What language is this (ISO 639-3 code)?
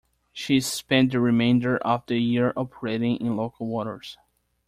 eng